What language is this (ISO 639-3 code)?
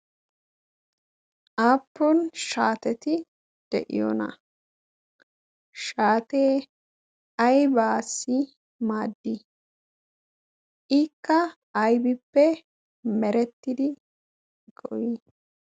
wal